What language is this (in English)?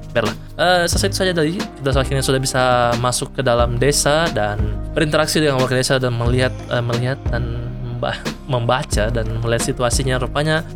Indonesian